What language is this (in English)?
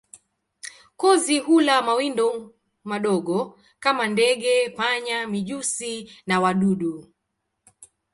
Swahili